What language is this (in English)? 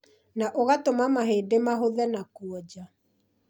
Kikuyu